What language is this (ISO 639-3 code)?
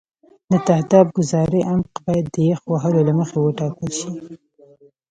pus